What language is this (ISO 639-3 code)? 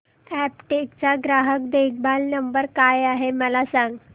mar